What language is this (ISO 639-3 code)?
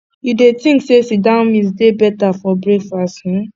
pcm